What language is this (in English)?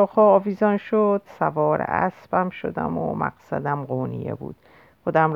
Persian